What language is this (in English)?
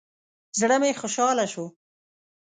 Pashto